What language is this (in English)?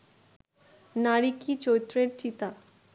Bangla